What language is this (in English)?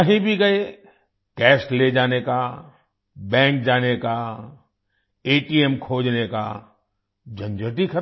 Hindi